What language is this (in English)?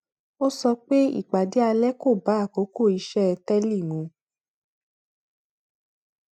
Yoruba